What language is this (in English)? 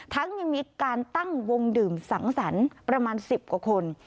Thai